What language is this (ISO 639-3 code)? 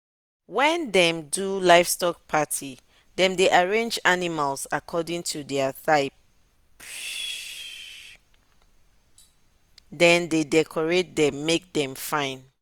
pcm